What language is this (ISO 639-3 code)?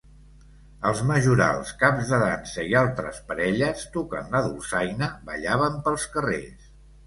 cat